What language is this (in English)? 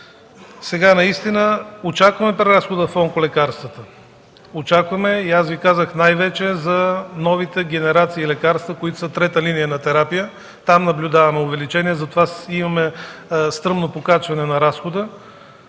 Bulgarian